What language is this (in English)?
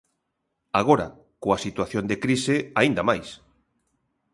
Galician